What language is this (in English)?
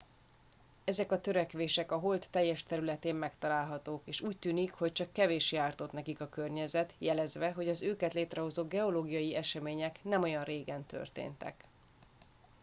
Hungarian